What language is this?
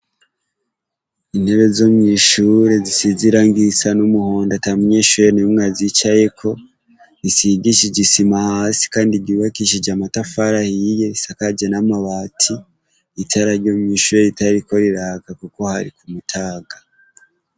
Rundi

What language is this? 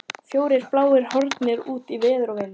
Icelandic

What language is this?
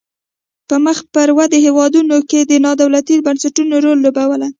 Pashto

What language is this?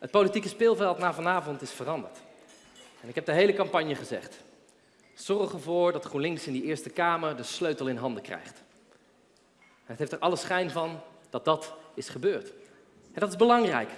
Dutch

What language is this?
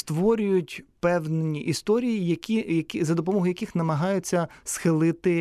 Ukrainian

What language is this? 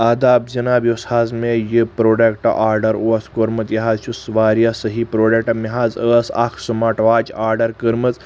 Kashmiri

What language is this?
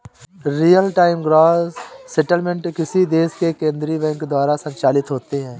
Hindi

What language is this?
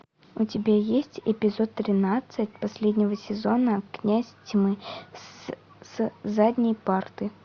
Russian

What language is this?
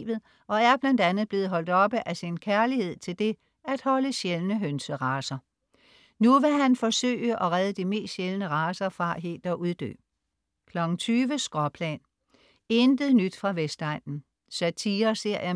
Danish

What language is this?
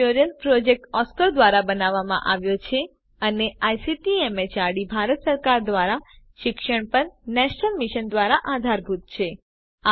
Gujarati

